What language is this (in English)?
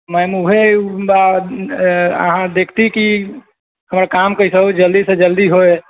Maithili